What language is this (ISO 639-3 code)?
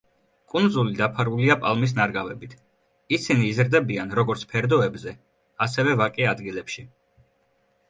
kat